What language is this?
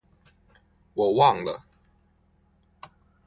Chinese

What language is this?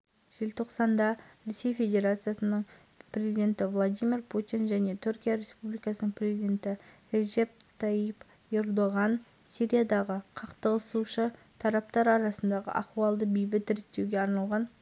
Kazakh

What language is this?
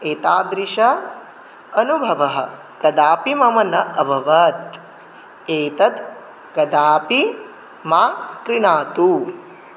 Sanskrit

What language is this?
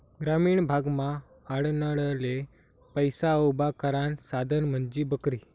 Marathi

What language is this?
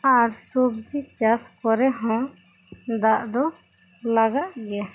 Santali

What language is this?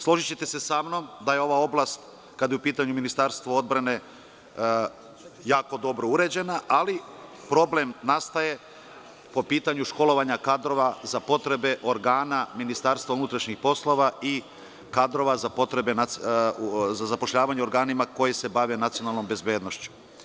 Serbian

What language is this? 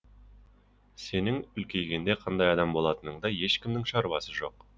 Kazakh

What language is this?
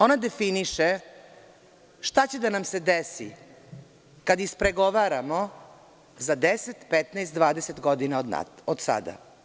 Serbian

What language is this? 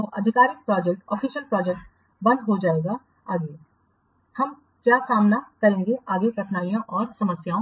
Hindi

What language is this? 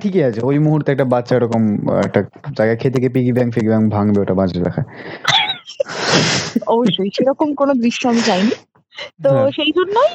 Bangla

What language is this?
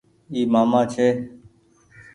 Goaria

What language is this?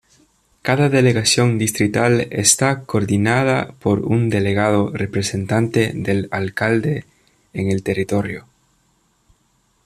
Spanish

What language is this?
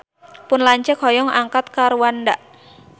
Sundanese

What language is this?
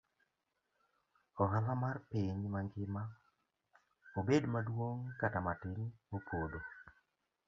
Luo (Kenya and Tanzania)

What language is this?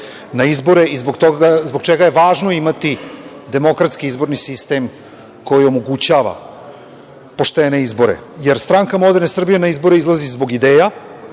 Serbian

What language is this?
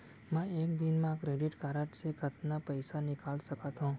Chhattisgarhi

